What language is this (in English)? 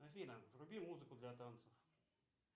Russian